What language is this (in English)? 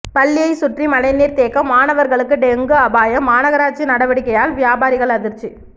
Tamil